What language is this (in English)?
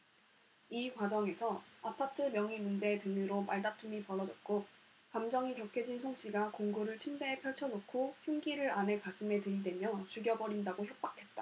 Korean